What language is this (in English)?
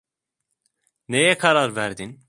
Turkish